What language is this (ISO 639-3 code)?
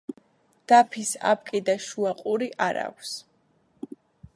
kat